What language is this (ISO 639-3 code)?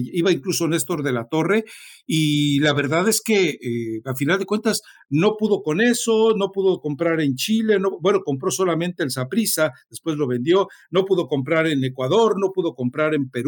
spa